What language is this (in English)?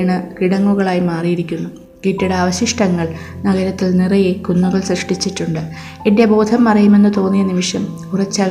Malayalam